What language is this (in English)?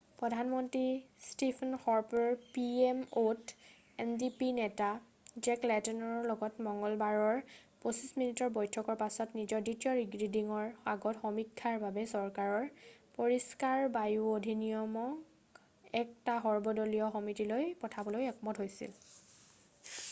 Assamese